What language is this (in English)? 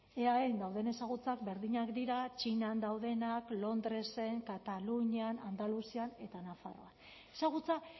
Basque